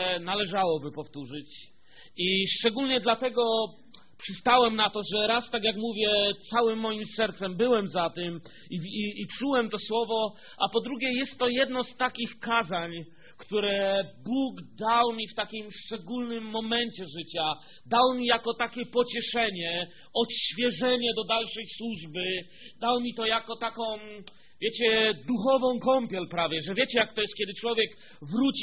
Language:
Polish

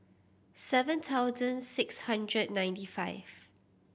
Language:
English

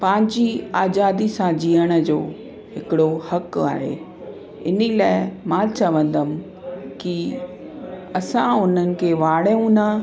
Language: Sindhi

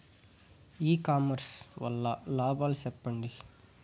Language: Telugu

